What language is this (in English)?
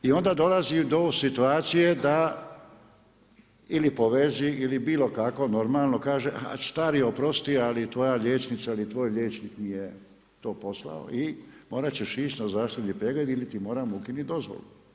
Croatian